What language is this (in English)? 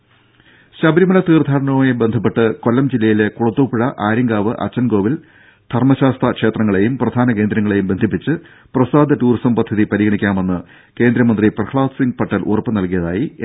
Malayalam